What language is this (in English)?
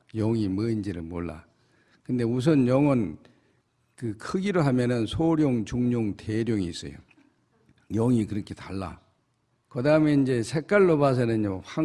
Korean